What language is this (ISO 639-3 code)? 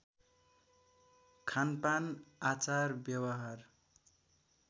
nep